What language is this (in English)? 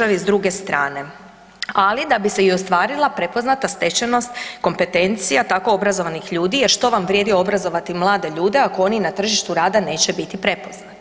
Croatian